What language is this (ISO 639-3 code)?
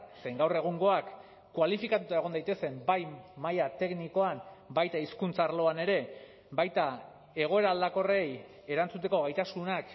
eus